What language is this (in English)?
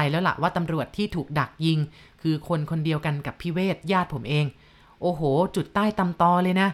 Thai